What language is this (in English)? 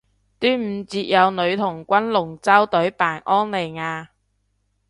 Cantonese